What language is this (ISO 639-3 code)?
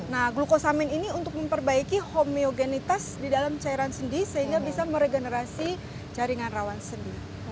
ind